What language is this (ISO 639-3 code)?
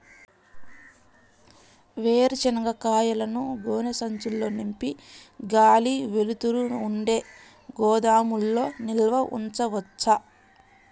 tel